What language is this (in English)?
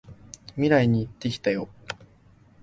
Japanese